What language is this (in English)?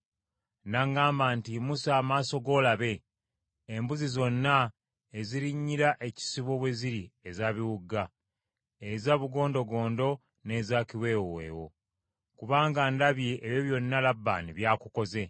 Ganda